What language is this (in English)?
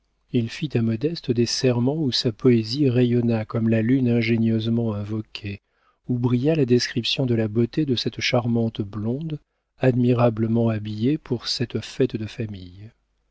French